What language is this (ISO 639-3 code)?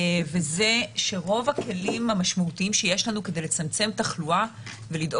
heb